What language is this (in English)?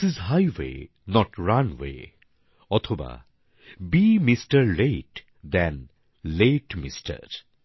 Bangla